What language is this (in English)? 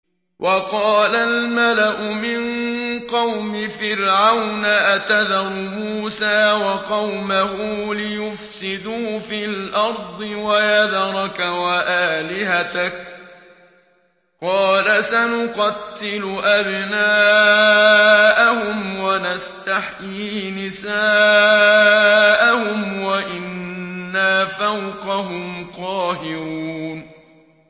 Arabic